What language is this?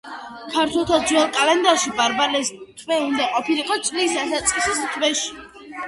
Georgian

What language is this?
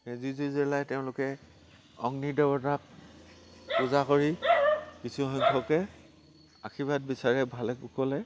Assamese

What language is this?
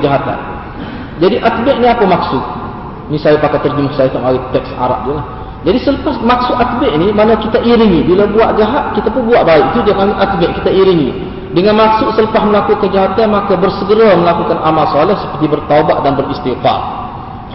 Malay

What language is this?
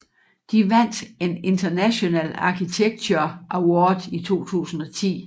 Danish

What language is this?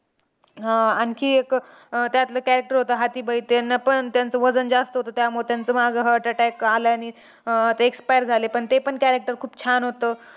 Marathi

